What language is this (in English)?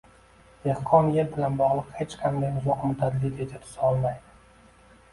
Uzbek